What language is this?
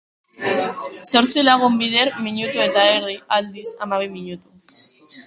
Basque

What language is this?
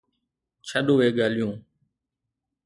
Sindhi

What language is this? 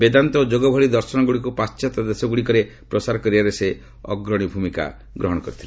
Odia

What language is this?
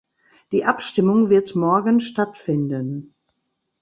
German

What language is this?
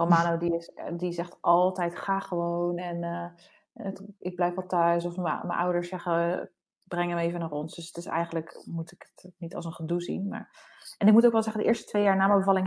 Dutch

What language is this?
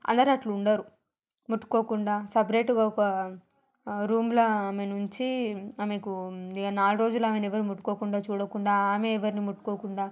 Telugu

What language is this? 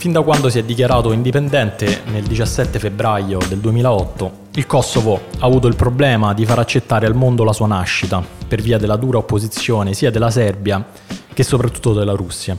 Italian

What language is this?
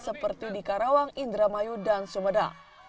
Indonesian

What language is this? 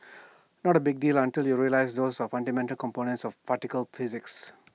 English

